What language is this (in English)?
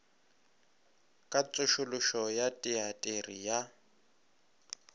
Northern Sotho